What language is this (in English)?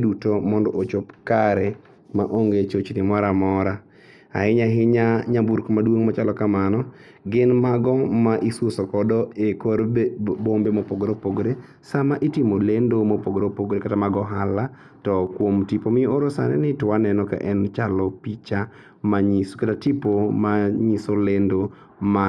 Luo (Kenya and Tanzania)